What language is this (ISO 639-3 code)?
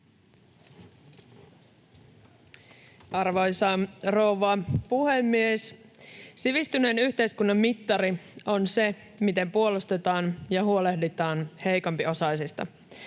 fin